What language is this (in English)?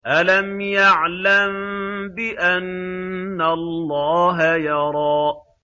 Arabic